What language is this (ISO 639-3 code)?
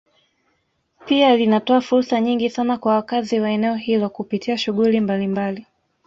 swa